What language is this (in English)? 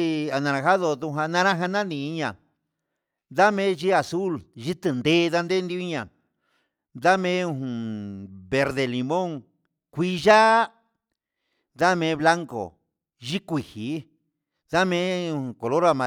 Huitepec Mixtec